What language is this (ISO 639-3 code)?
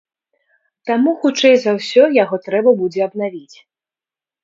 bel